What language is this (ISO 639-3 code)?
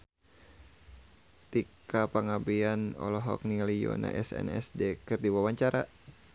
sun